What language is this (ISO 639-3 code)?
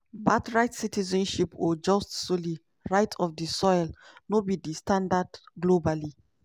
pcm